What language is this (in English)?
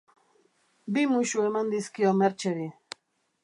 Basque